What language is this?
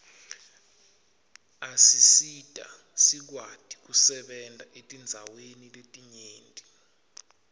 Swati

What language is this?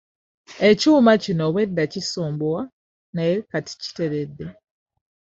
Ganda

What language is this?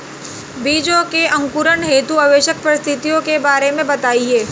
Hindi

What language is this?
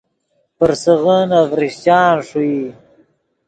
Yidgha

